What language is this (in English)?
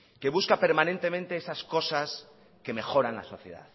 Spanish